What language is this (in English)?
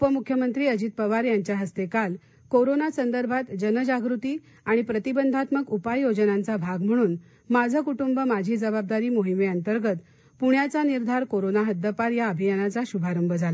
Marathi